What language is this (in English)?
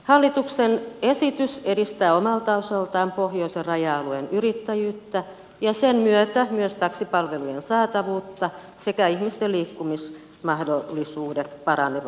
Finnish